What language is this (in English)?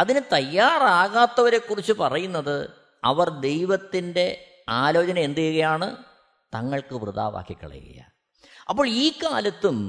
Malayalam